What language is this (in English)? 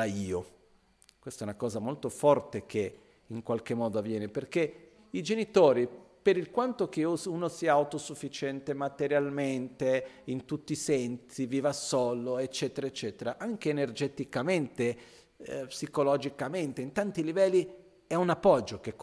Italian